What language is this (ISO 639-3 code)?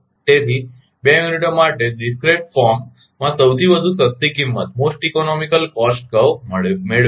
guj